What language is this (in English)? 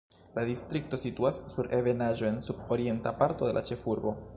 Esperanto